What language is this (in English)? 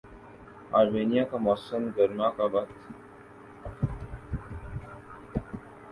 Urdu